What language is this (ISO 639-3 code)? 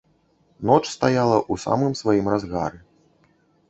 bel